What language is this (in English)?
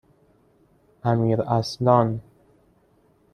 Persian